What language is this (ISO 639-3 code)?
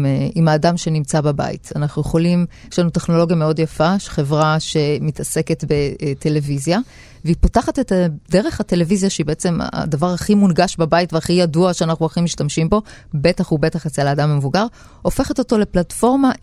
heb